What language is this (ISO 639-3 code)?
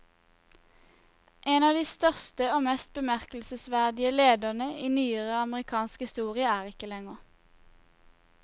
nor